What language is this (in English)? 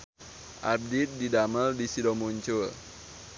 Sundanese